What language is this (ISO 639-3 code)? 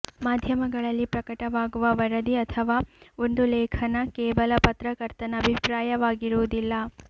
kan